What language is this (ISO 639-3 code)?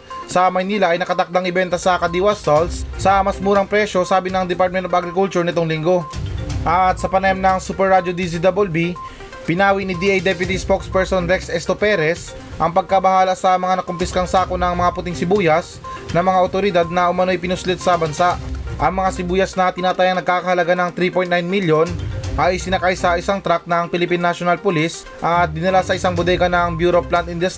fil